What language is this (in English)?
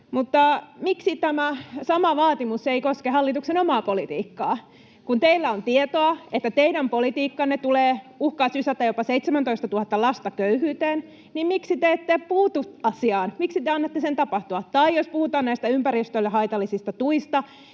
Finnish